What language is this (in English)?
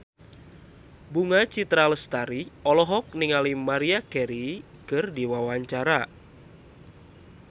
Sundanese